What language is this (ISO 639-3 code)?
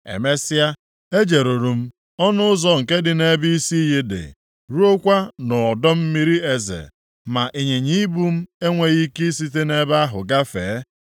ibo